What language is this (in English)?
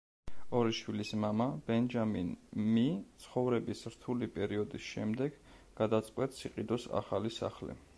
Georgian